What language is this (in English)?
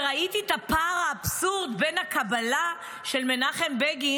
Hebrew